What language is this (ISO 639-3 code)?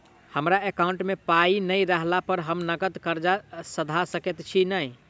mai